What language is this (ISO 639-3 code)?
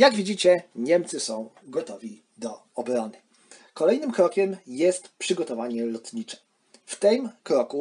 pol